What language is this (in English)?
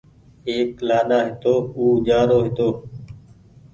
Goaria